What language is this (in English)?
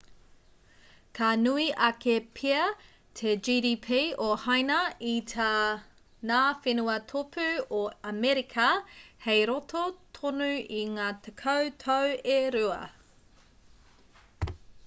Māori